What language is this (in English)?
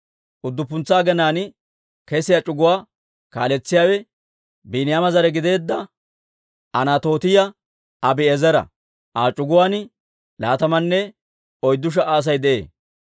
Dawro